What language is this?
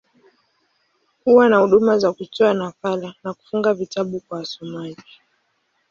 Swahili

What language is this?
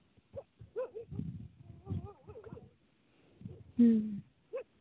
Santali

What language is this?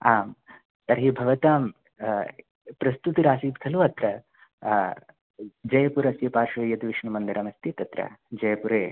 Sanskrit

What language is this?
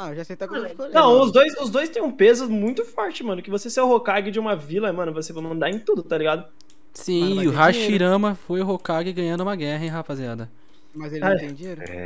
Portuguese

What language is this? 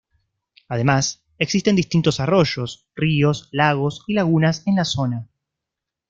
Spanish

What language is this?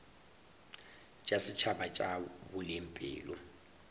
Northern Sotho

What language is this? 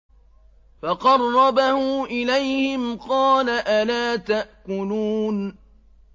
Arabic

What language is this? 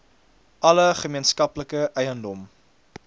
Afrikaans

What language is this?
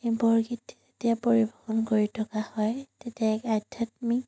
Assamese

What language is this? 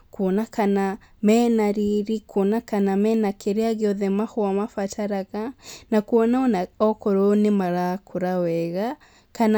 Kikuyu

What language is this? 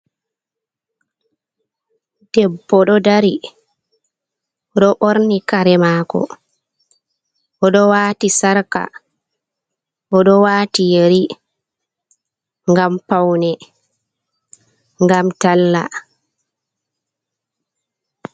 Fula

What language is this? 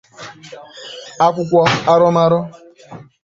Igbo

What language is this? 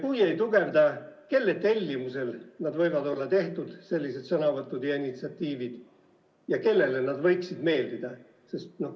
Estonian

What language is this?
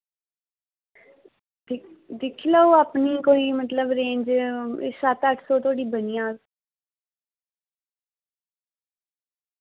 Dogri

